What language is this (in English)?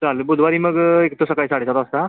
Marathi